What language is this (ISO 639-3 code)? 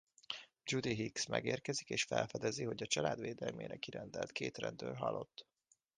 hun